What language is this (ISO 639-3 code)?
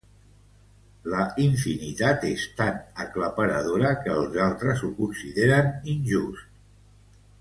cat